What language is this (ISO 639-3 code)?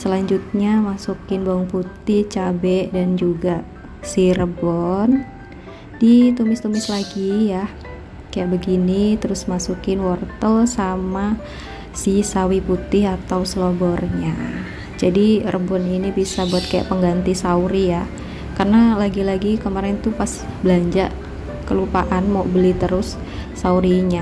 ind